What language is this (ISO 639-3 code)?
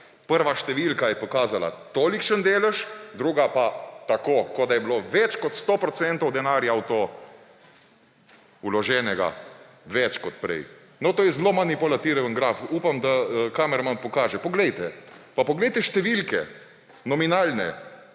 slv